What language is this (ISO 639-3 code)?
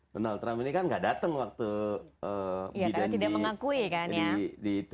ind